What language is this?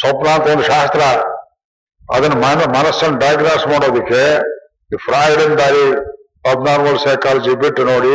Kannada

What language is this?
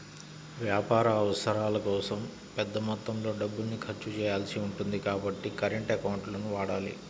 Telugu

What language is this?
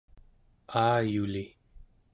Central Yupik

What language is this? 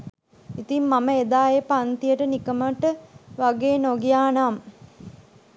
Sinhala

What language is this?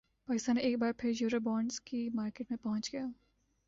Urdu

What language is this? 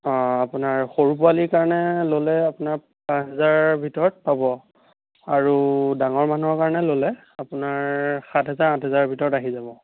Assamese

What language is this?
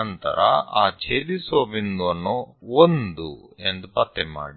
Kannada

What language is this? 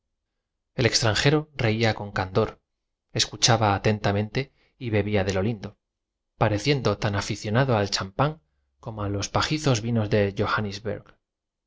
Spanish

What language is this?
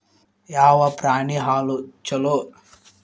Kannada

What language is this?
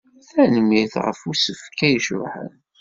Kabyle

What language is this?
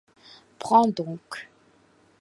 French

